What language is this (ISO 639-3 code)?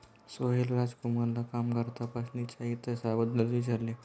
mar